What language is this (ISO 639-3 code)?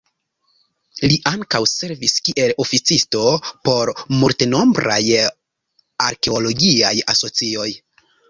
epo